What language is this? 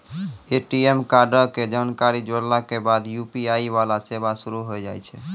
Maithili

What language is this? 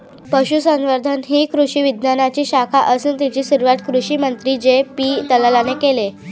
Marathi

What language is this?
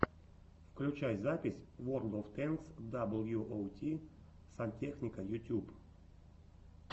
Russian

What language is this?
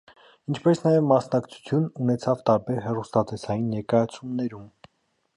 Armenian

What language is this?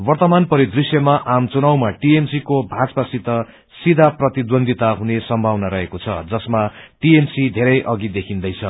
Nepali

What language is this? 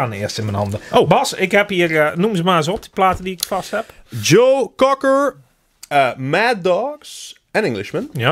Dutch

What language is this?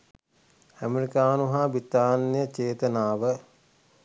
Sinhala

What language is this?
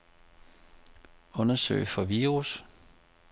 Danish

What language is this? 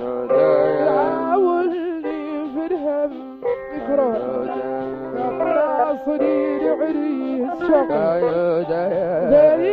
Arabic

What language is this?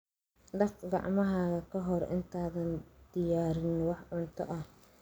Somali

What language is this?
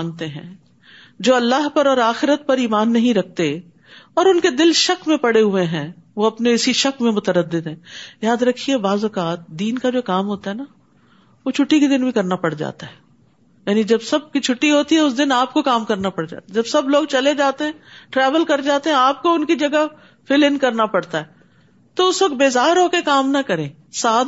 Urdu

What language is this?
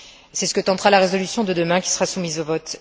French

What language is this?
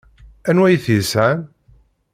Kabyle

